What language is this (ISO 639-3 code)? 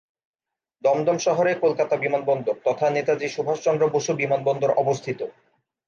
ben